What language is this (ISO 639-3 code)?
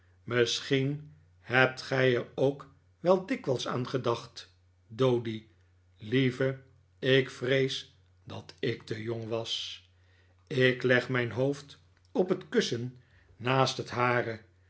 nld